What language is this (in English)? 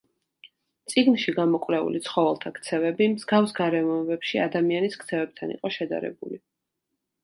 Georgian